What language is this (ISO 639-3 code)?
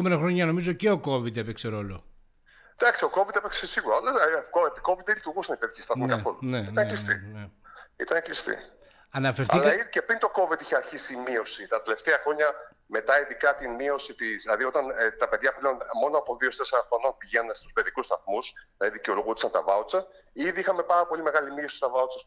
ell